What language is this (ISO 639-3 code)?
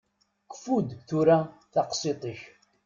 kab